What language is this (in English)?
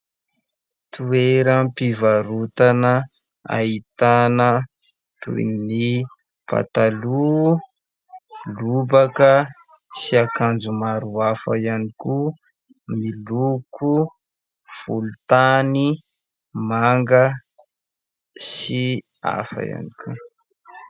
Malagasy